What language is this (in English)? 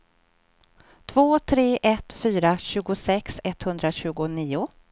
Swedish